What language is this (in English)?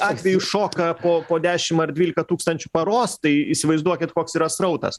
Lithuanian